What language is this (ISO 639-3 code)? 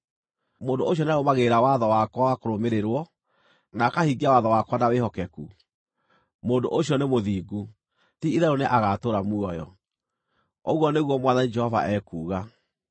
kik